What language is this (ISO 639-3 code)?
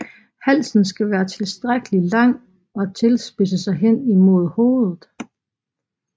dan